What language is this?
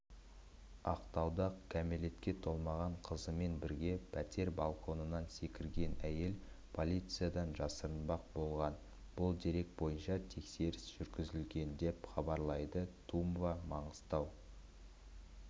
Kazakh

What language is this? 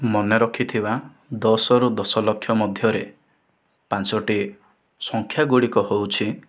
Odia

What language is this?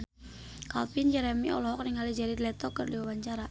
Sundanese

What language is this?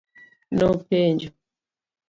Luo (Kenya and Tanzania)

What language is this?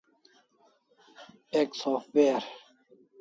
Kalasha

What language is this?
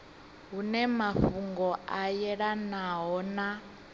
Venda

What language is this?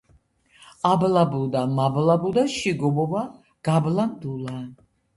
Georgian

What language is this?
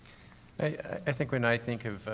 English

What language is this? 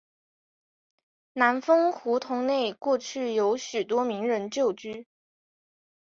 Chinese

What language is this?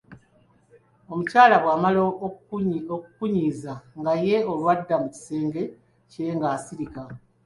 Ganda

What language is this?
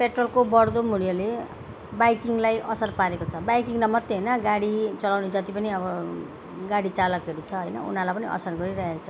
Nepali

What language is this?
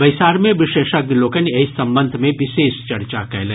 Maithili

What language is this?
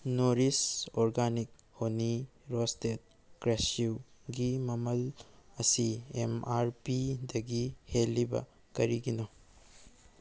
Manipuri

